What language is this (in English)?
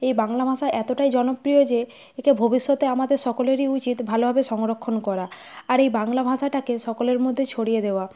Bangla